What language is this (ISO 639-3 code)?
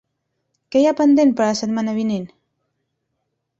cat